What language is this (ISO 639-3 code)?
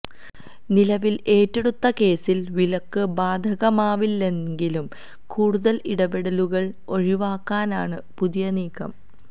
mal